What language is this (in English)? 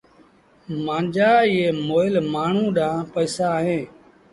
Sindhi Bhil